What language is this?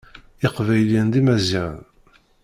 Kabyle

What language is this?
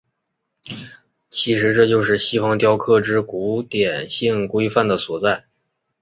Chinese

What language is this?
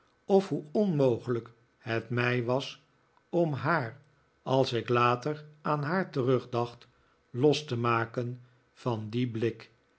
Dutch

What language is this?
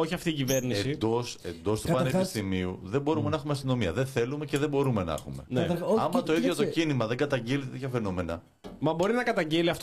Greek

